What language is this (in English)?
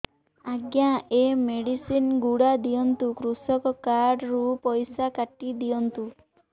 Odia